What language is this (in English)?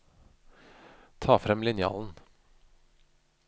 Norwegian